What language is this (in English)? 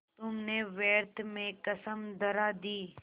Hindi